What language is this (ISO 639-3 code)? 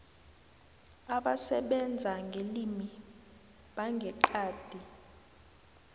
nbl